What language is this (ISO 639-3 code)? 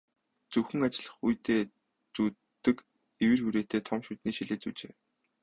mon